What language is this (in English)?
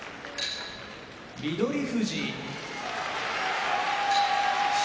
Japanese